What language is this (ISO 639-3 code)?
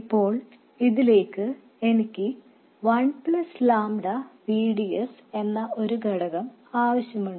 mal